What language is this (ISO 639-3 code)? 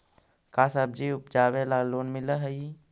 mag